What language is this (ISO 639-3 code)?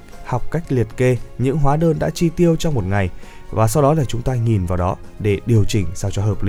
vie